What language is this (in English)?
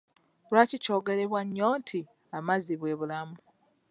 Ganda